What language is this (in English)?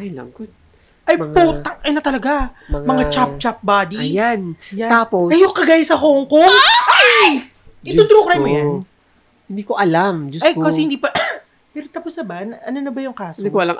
Filipino